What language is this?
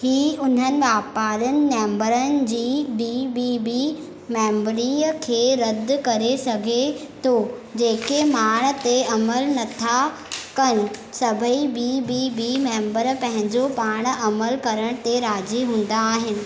Sindhi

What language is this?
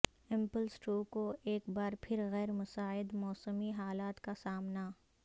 Urdu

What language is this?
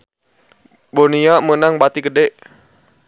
Sundanese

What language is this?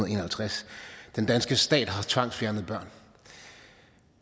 Danish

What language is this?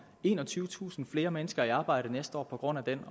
Danish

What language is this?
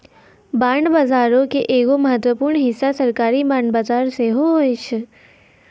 Maithili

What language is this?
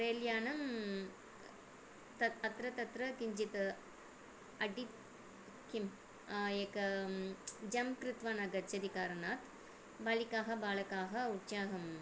Sanskrit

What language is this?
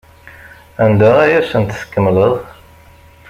Kabyle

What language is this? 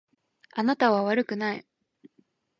Japanese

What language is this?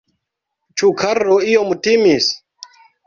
Esperanto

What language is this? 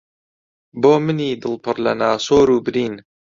Central Kurdish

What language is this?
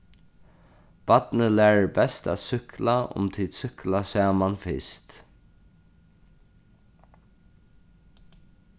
Faroese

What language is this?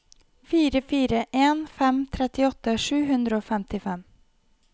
Norwegian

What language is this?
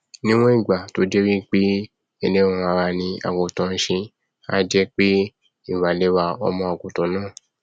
Yoruba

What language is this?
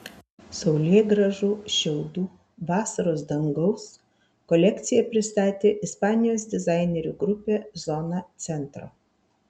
Lithuanian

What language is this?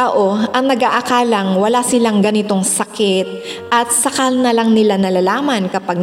Filipino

